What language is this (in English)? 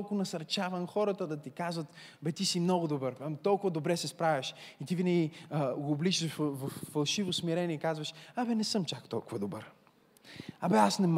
Bulgarian